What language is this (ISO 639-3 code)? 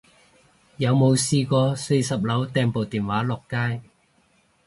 yue